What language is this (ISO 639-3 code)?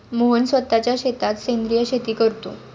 mar